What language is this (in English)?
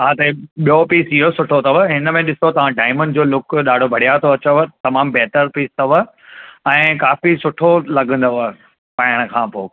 Sindhi